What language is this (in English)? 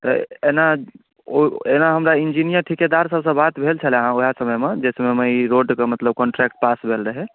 Maithili